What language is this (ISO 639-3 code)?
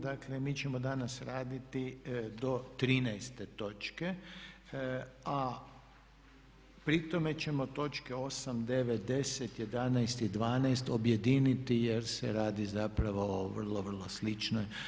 hrv